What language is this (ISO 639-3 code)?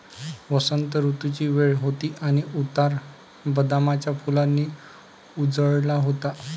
mar